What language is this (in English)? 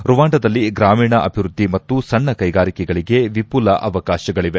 Kannada